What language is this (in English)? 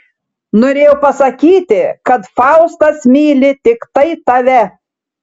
Lithuanian